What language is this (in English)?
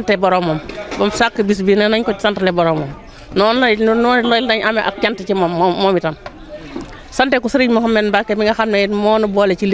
French